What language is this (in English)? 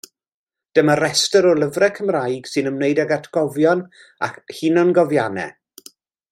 Welsh